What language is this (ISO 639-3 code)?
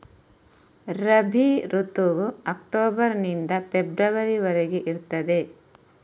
kan